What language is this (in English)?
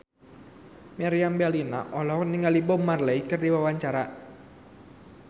Sundanese